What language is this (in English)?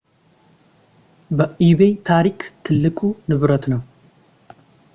Amharic